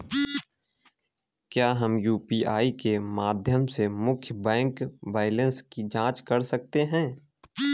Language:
Hindi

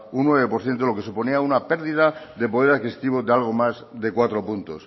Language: Spanish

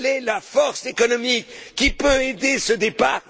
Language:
French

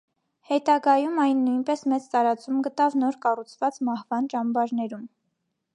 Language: Armenian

